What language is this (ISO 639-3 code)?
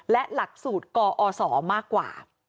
tha